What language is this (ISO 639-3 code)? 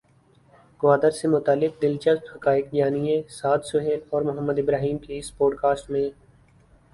urd